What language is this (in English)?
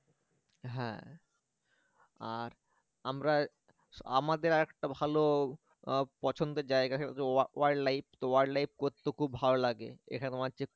Bangla